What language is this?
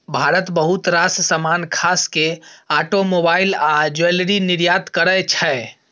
Maithili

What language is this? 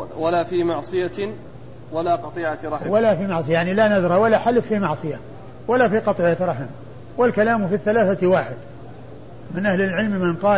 Arabic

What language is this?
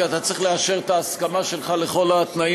Hebrew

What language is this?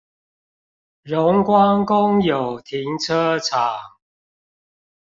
Chinese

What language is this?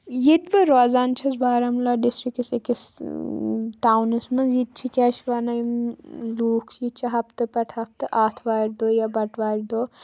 Kashmiri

